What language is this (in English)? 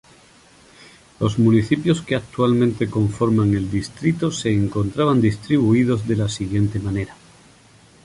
Spanish